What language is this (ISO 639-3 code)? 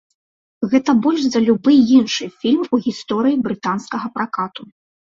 bel